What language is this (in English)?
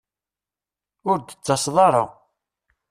Kabyle